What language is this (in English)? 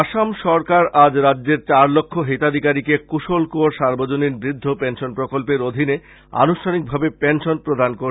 Bangla